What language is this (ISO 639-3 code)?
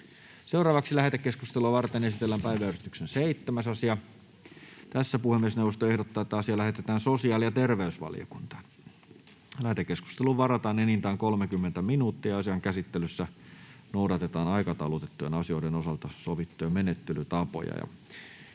fin